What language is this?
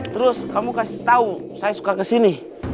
Indonesian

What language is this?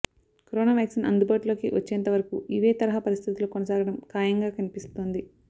Telugu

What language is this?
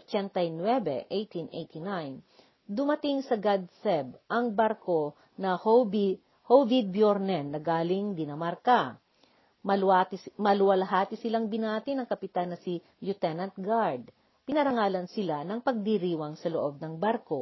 Filipino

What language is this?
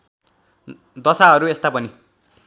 Nepali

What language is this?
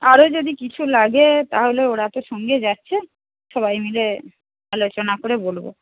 Bangla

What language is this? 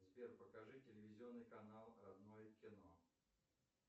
Russian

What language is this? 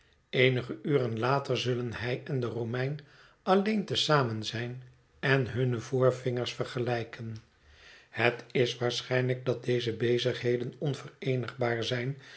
Dutch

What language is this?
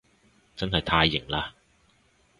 Cantonese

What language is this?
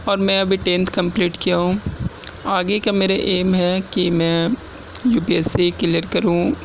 Urdu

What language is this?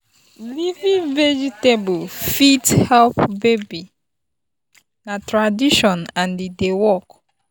Nigerian Pidgin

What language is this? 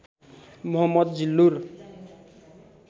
Nepali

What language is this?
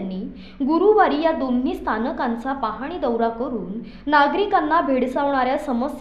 Marathi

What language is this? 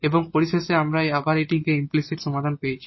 Bangla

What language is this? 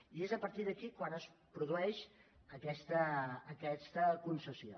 Catalan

